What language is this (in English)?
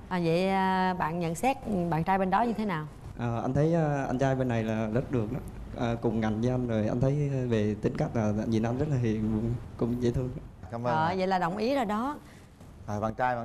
Vietnamese